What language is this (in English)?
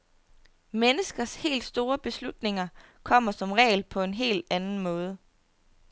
Danish